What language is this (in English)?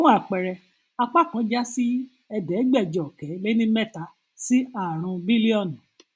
Yoruba